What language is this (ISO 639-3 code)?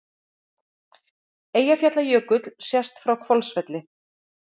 isl